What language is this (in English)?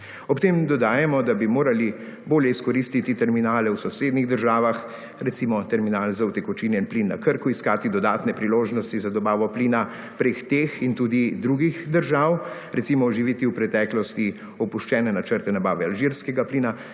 Slovenian